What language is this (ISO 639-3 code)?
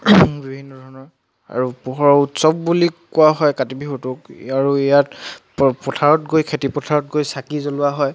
asm